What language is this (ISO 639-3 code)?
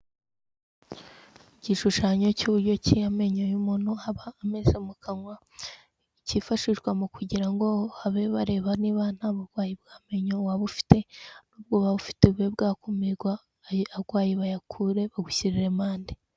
kin